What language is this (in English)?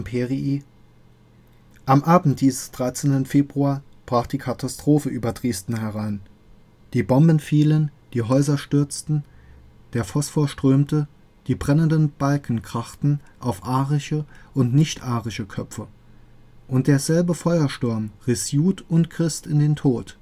German